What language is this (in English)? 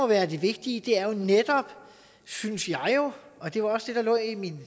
Danish